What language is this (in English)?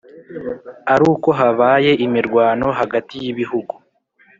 Kinyarwanda